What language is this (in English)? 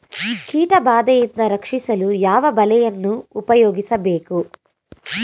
Kannada